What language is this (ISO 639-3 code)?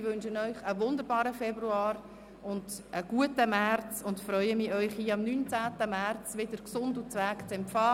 gsw